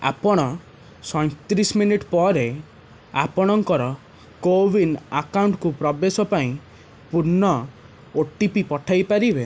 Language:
Odia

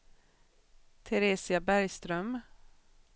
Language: Swedish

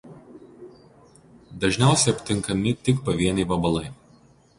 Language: Lithuanian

